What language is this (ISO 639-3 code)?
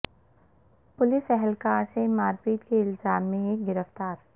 urd